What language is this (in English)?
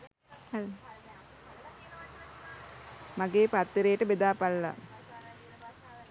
Sinhala